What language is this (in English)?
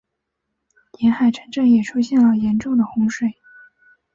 Chinese